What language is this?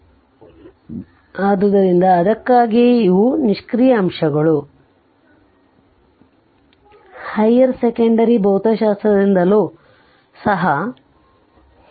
Kannada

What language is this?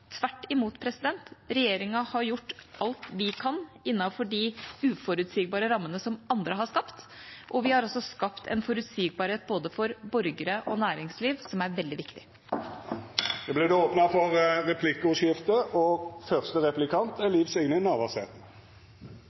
Norwegian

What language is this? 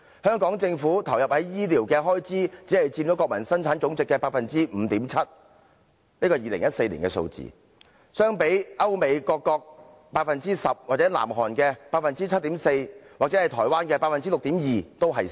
Cantonese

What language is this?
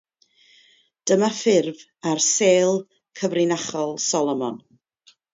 Welsh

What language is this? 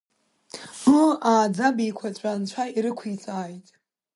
Abkhazian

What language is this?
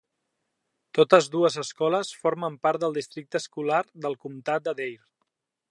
Catalan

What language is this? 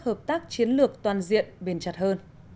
Vietnamese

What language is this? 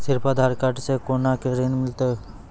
Maithili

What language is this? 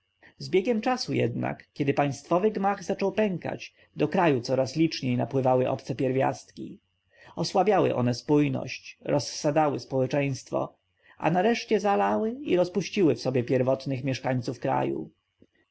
Polish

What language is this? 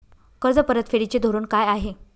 Marathi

